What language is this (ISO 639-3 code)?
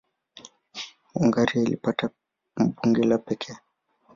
swa